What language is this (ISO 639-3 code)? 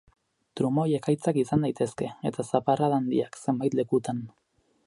eus